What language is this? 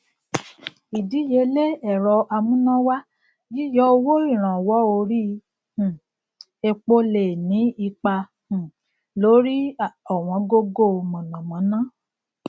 Yoruba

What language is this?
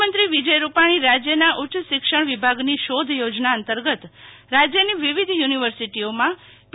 Gujarati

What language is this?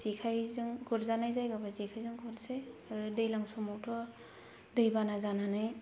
Bodo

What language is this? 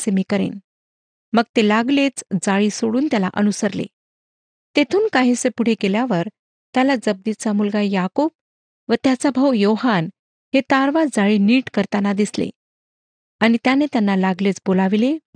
Marathi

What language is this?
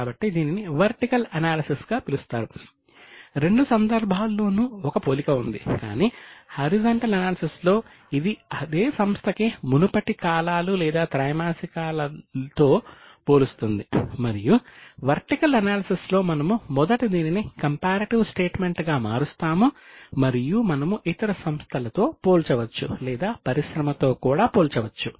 Telugu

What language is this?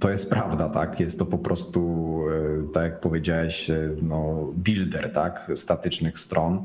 Polish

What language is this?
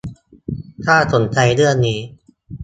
Thai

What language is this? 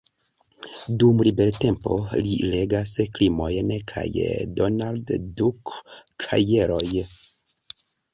Esperanto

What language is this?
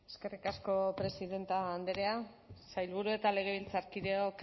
Basque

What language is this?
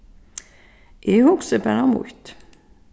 Faroese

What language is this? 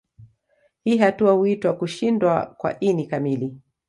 Swahili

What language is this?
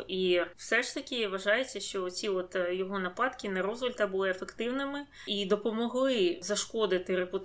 Ukrainian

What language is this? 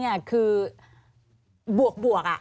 Thai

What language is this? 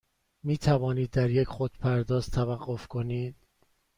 Persian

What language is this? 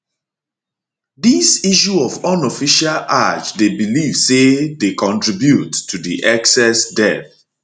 Nigerian Pidgin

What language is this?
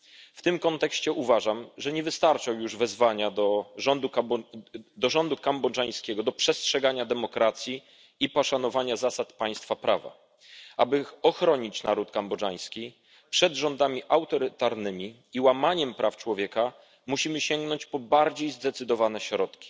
Polish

